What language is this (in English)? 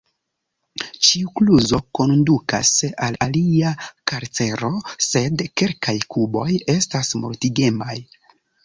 Esperanto